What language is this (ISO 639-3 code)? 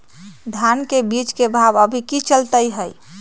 mag